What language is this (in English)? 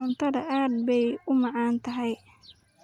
Somali